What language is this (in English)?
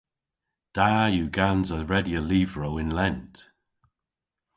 Cornish